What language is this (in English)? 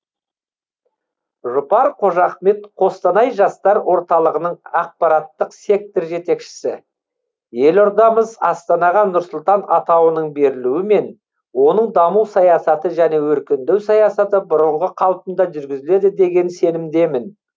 Kazakh